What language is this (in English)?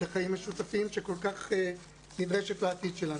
Hebrew